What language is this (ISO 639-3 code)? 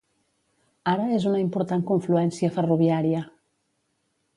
cat